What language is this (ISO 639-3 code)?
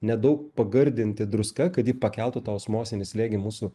lit